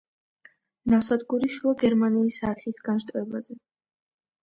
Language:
Georgian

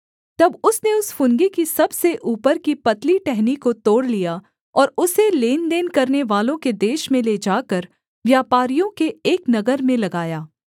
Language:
Hindi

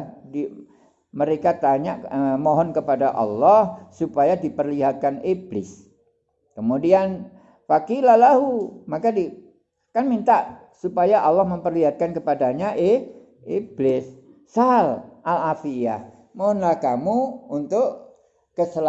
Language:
Indonesian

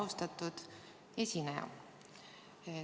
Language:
Estonian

